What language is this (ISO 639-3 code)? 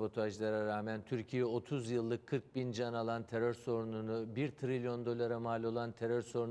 tur